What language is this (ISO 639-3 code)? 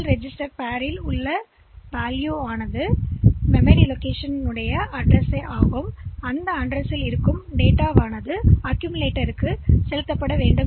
tam